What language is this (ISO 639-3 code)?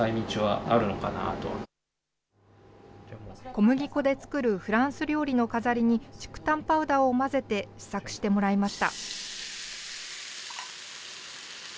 jpn